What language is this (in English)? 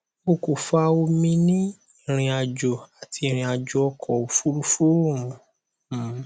Yoruba